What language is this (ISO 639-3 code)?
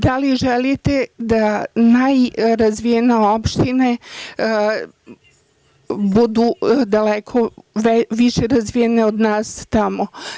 srp